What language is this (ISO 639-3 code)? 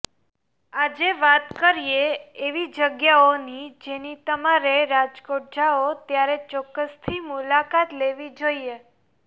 guj